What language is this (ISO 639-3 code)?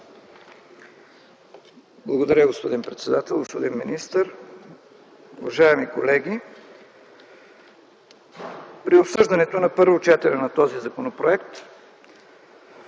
bul